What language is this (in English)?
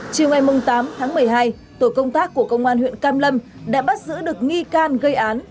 Vietnamese